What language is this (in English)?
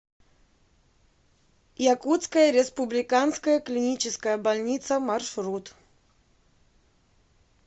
Russian